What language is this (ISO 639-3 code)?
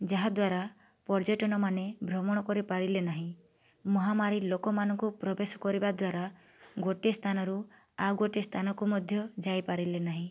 ori